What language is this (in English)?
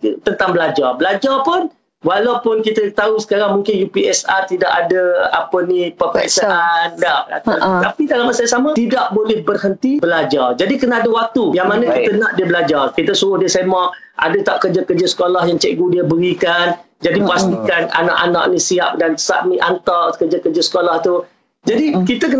Malay